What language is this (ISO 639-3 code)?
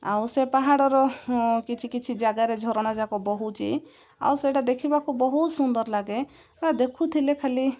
ori